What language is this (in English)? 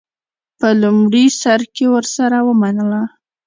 Pashto